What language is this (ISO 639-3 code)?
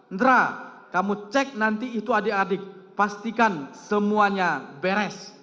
ind